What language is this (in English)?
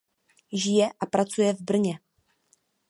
Czech